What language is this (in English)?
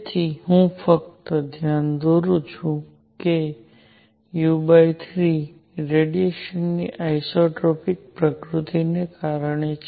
Gujarati